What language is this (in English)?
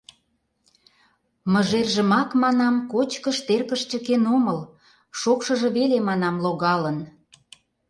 Mari